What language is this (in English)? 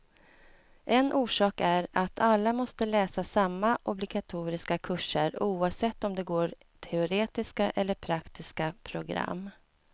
Swedish